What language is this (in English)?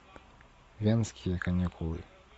Russian